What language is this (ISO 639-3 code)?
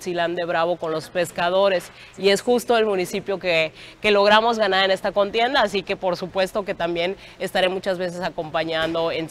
spa